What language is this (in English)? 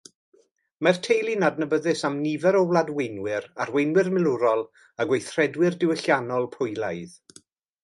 Welsh